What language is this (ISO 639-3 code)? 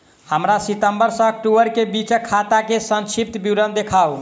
mai